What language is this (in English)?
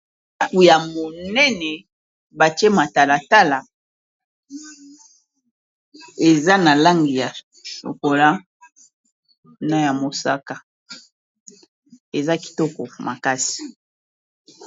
Lingala